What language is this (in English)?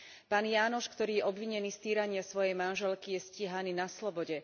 Slovak